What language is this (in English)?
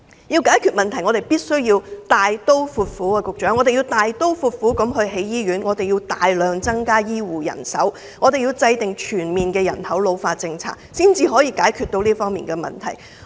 Cantonese